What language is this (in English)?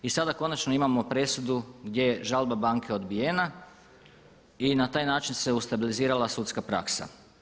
Croatian